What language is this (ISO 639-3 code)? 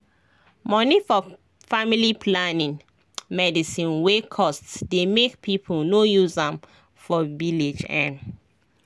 pcm